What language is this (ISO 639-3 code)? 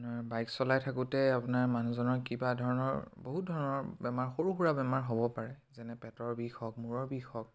asm